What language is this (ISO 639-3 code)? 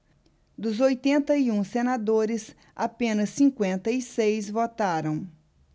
por